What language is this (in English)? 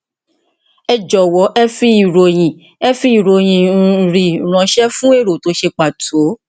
Yoruba